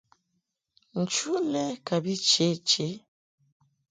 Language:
Mungaka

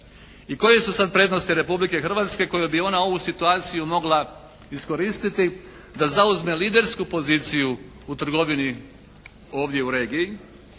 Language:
Croatian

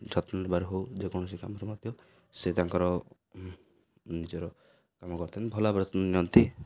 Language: Odia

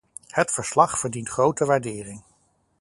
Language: Dutch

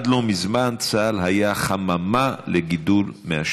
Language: Hebrew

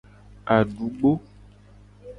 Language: Gen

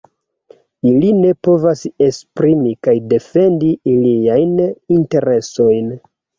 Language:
Esperanto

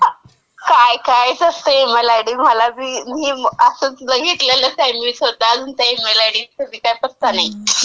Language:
Marathi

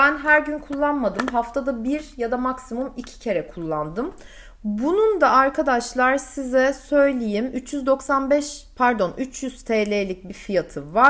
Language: Turkish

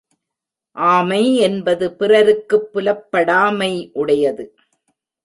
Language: Tamil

